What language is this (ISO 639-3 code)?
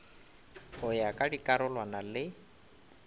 nso